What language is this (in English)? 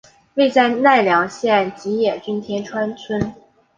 Chinese